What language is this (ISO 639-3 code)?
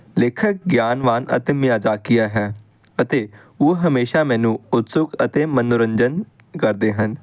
pan